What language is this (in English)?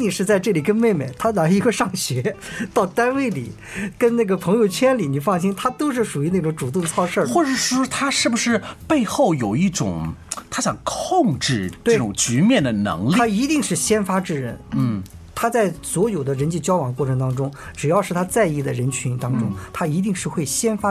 Chinese